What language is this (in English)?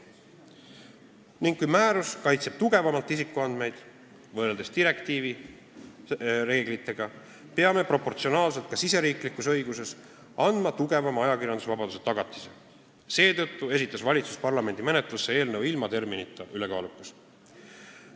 Estonian